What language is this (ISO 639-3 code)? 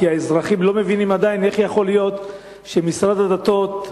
heb